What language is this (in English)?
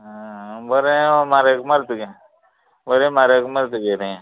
Konkani